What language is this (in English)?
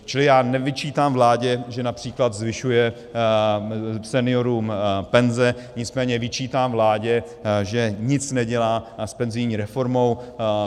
Czech